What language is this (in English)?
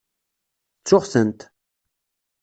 Kabyle